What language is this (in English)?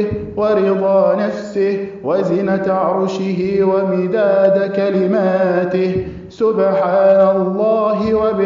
Arabic